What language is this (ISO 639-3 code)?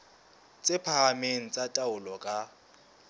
sot